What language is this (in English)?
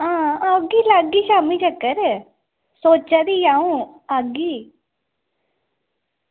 Dogri